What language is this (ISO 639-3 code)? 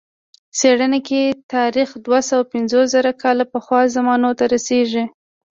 pus